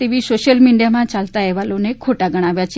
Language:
Gujarati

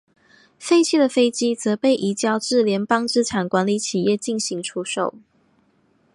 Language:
Chinese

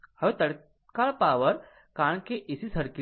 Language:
Gujarati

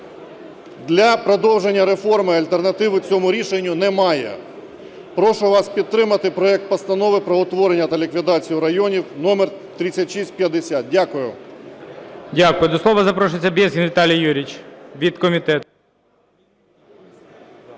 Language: Ukrainian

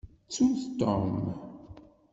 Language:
Kabyle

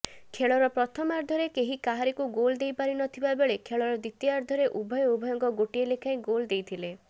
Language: Odia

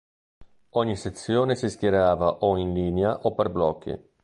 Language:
Italian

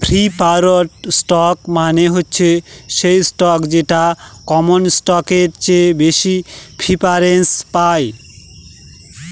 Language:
Bangla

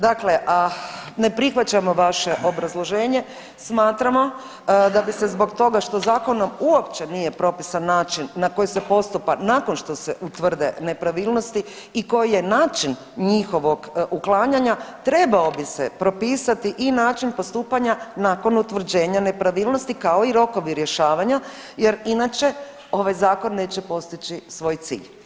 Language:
Croatian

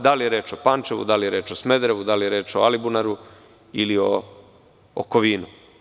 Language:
Serbian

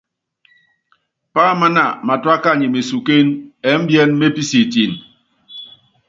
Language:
Yangben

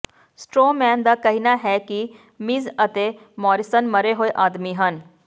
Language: Punjabi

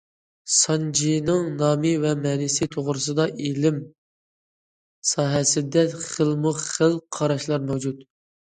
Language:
Uyghur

